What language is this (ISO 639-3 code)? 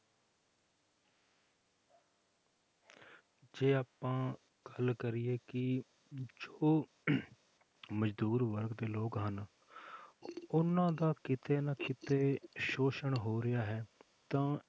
pan